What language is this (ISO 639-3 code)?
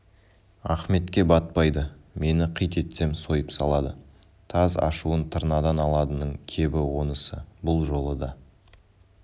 kaz